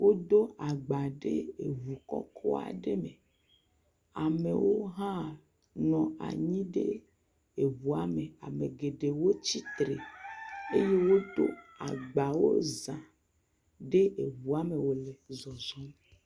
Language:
Ewe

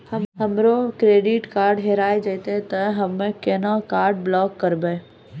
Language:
Maithili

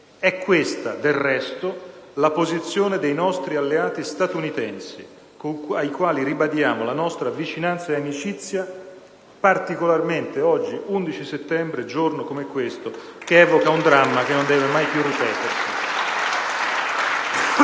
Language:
Italian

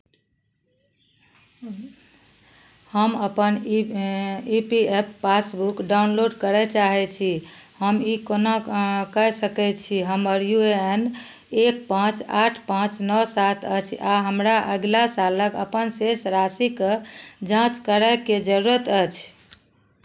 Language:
Maithili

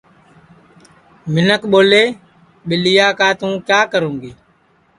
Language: Sansi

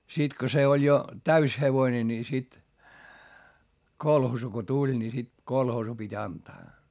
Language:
Finnish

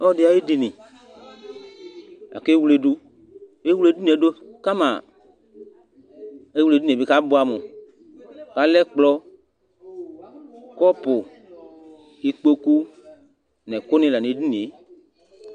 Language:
Ikposo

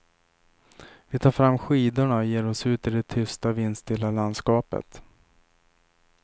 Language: Swedish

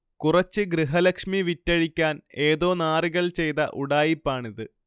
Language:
Malayalam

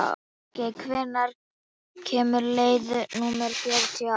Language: Icelandic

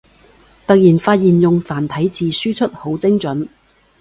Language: Cantonese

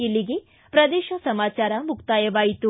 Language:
Kannada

